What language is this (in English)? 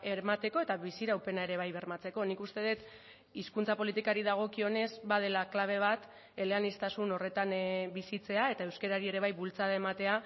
Basque